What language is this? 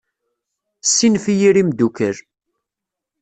Kabyle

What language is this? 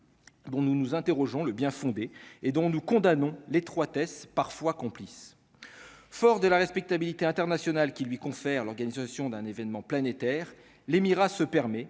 French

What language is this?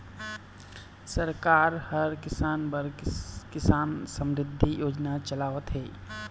Chhattisgarhi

